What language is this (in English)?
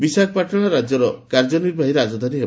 Odia